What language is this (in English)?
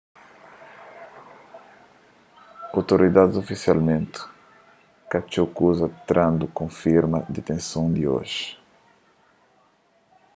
Kabuverdianu